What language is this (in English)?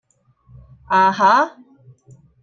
Cantonese